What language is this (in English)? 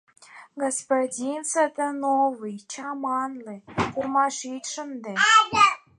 Mari